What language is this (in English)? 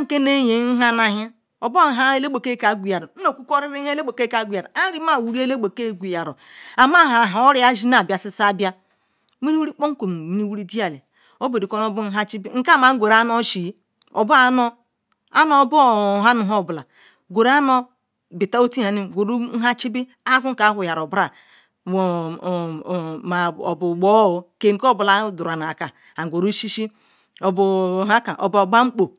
Ikwere